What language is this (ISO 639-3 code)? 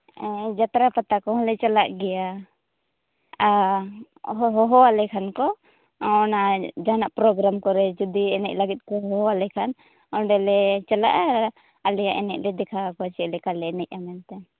sat